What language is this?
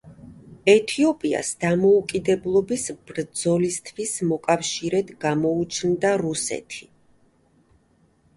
Georgian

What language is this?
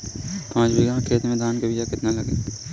Bhojpuri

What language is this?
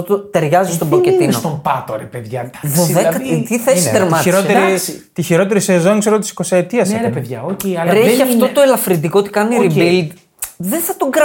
Greek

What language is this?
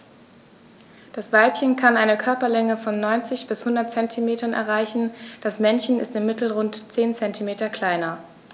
German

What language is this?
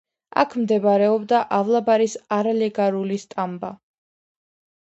Georgian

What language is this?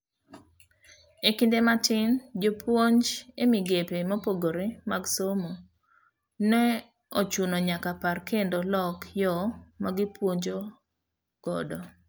Luo (Kenya and Tanzania)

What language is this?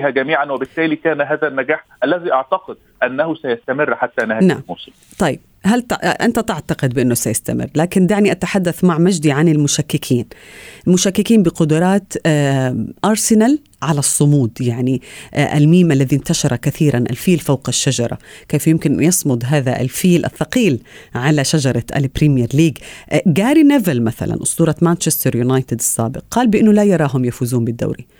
Arabic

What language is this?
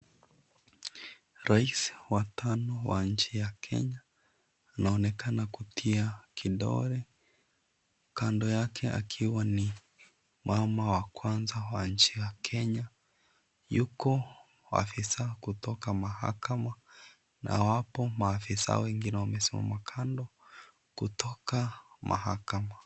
Swahili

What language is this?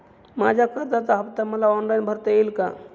Marathi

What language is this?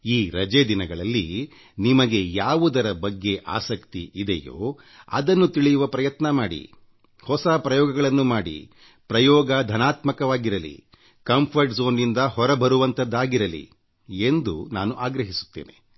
Kannada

